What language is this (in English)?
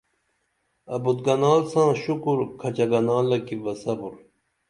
Dameli